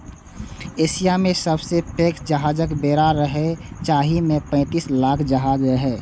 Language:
Maithili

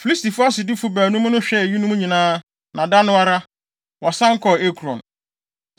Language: Akan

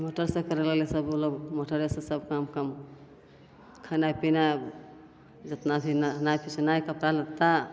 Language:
Maithili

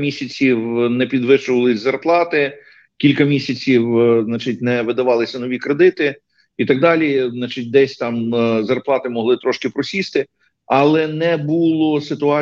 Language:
Ukrainian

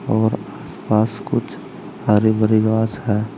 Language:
Hindi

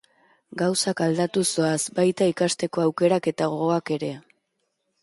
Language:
Basque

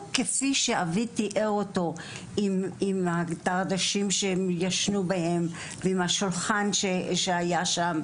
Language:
Hebrew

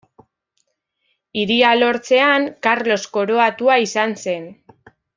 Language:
Basque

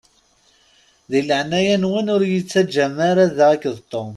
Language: Kabyle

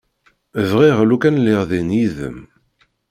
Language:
Kabyle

